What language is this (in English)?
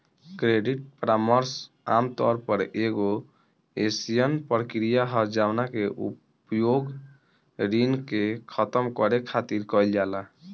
Bhojpuri